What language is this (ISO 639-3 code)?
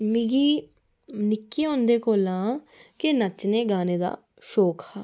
doi